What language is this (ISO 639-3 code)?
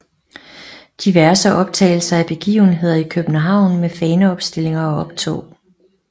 dan